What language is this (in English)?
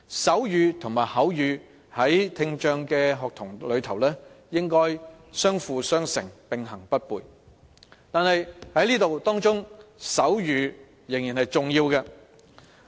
Cantonese